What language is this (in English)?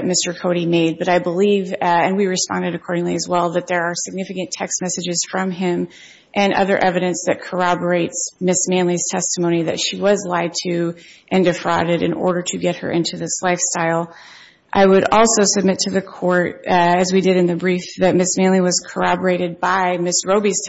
English